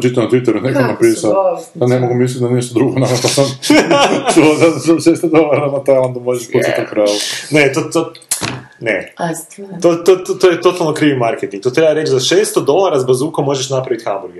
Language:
Croatian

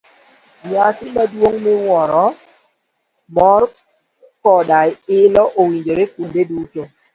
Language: Luo (Kenya and Tanzania)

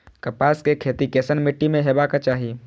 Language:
Maithili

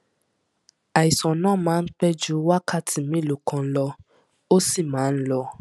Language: Yoruba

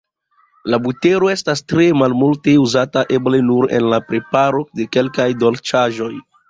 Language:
Esperanto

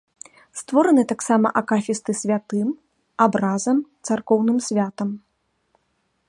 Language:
Belarusian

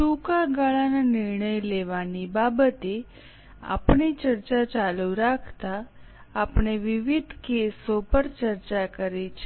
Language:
Gujarati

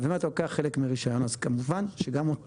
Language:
Hebrew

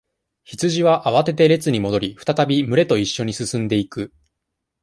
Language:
Japanese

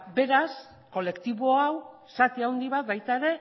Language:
Basque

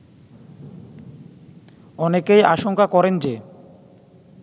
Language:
Bangla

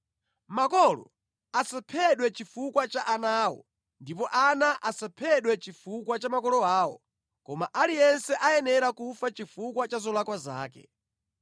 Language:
Nyanja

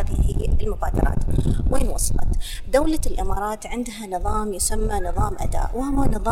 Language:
Arabic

